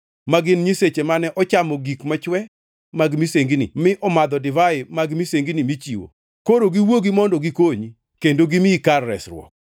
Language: Luo (Kenya and Tanzania)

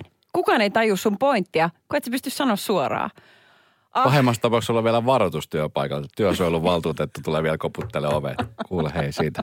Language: Finnish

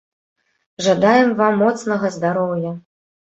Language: Belarusian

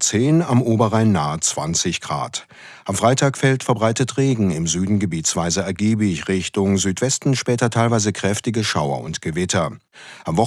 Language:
German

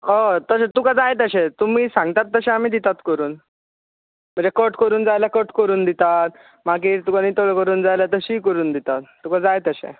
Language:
Konkani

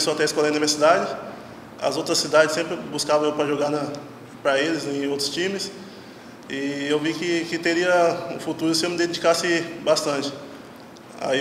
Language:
Portuguese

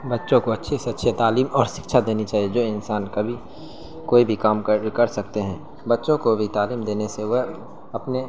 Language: Urdu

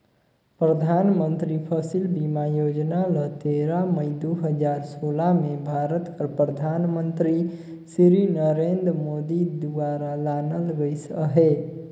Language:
Chhattisgarhi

